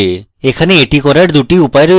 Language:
Bangla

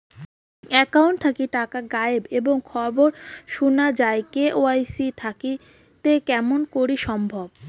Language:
Bangla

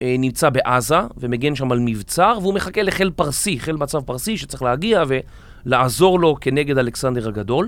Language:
Hebrew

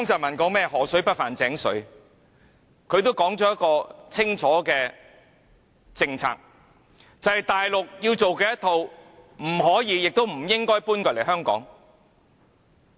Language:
Cantonese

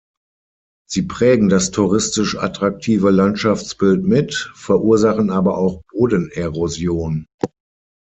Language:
German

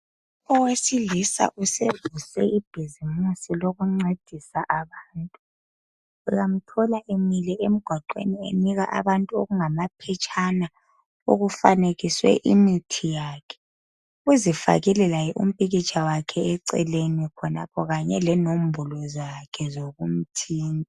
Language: North Ndebele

